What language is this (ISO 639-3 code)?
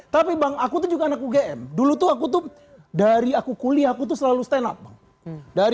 ind